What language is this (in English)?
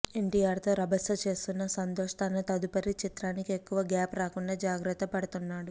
Telugu